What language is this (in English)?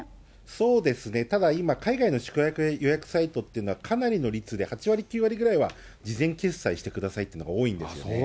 Japanese